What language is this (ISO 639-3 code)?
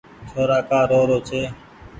gig